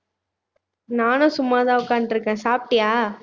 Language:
Tamil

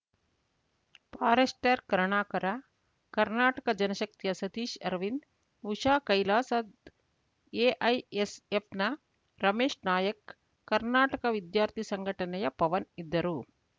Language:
Kannada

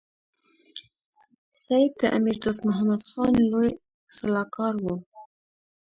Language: Pashto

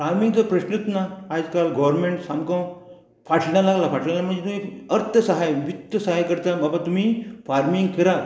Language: Konkani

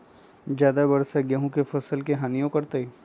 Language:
Magahi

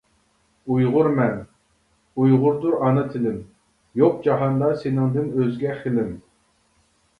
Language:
Uyghur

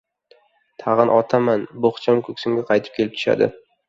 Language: Uzbek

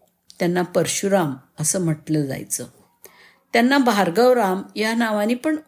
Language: Marathi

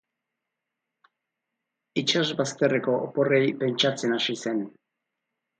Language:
Basque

